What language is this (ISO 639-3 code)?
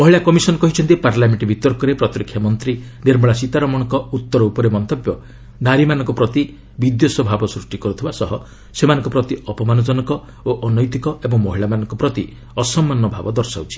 ori